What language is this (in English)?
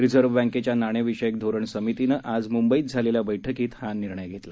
Marathi